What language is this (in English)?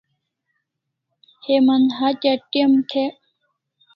Kalasha